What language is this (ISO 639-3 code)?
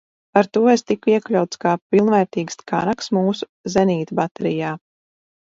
lav